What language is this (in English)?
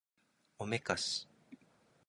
Japanese